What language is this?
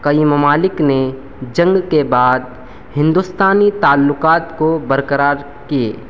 Urdu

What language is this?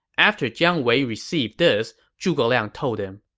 English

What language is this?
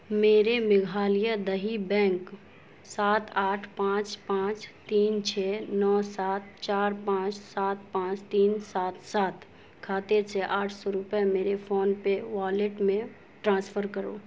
Urdu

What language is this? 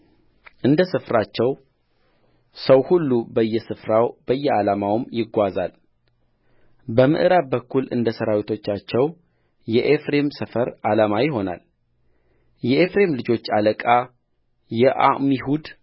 Amharic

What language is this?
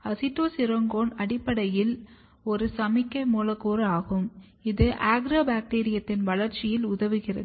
Tamil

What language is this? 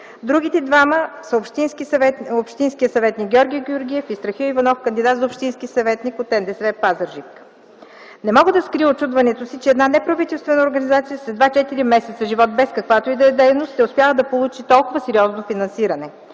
Bulgarian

